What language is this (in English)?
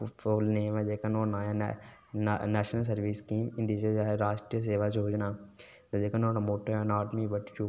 Dogri